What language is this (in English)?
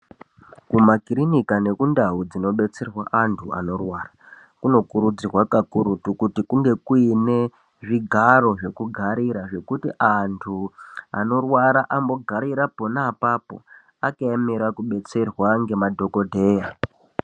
Ndau